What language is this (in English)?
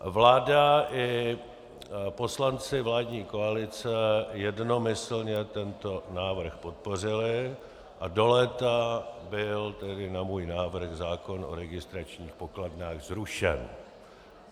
Czech